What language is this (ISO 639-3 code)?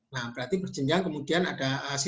ind